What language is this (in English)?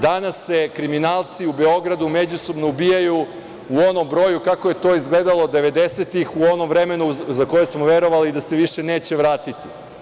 Serbian